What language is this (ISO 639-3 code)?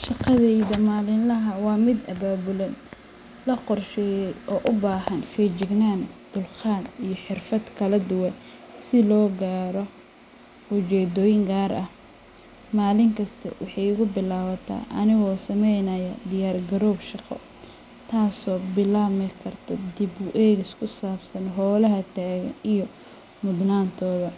som